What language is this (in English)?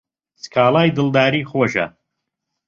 Central Kurdish